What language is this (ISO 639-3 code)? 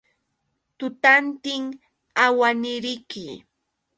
qux